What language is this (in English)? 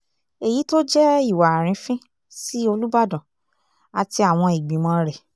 Yoruba